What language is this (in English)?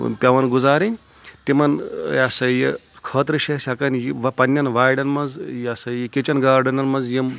Kashmiri